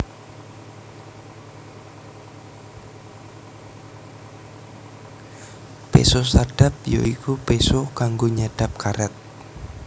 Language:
Javanese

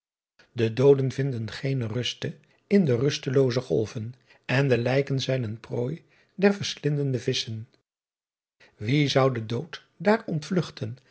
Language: Dutch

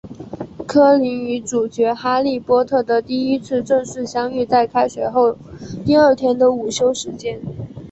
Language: Chinese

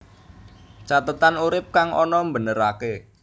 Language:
Javanese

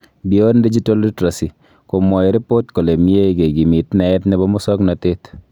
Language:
Kalenjin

